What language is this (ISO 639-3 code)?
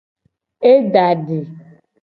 gej